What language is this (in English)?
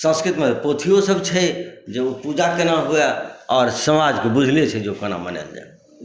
Maithili